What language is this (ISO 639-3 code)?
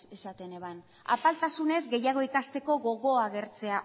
eus